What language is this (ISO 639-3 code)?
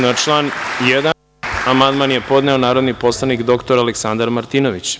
srp